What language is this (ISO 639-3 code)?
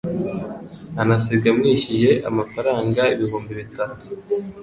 kin